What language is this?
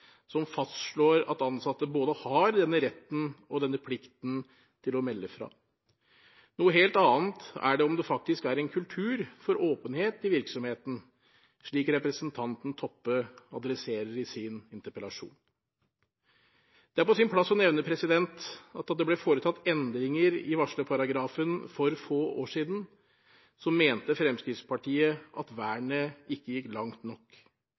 Norwegian Bokmål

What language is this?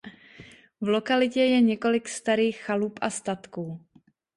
Czech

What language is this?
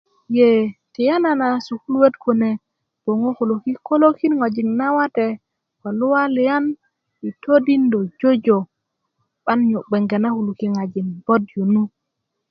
Kuku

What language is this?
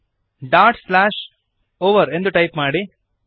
Kannada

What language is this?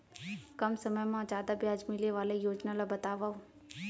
Chhattisgarhi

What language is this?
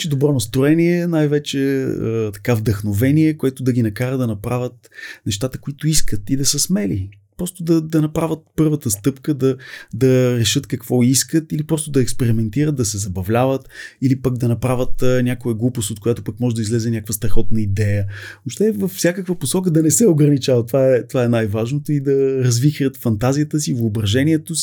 Bulgarian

